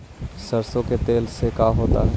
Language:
Magahi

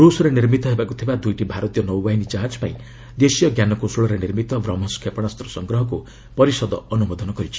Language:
Odia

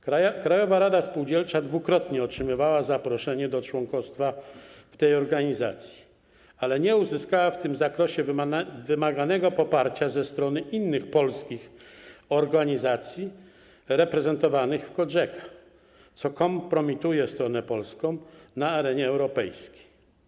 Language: Polish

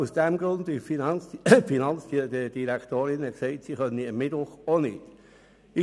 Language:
Swiss German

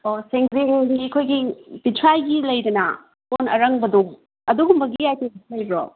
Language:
Manipuri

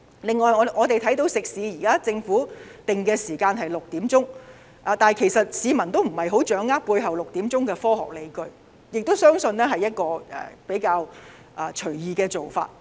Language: Cantonese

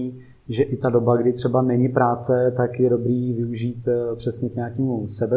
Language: Czech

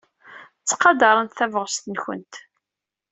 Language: Kabyle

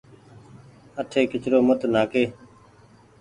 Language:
Goaria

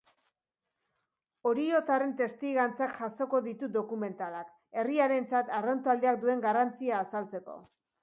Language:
Basque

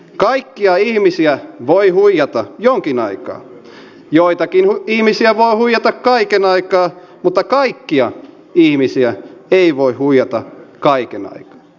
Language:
Finnish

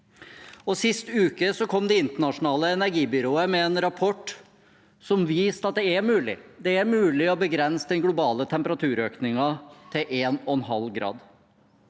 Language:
Norwegian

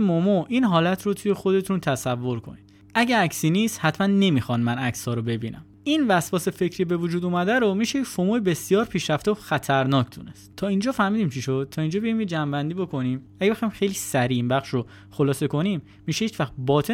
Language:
Persian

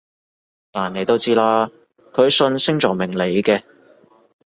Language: Cantonese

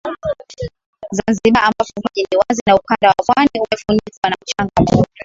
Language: Swahili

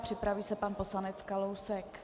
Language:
Czech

